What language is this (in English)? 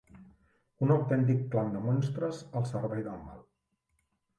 Catalan